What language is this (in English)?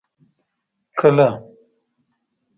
Pashto